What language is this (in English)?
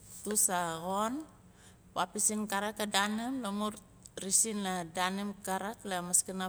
Nalik